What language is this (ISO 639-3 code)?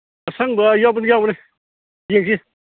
mni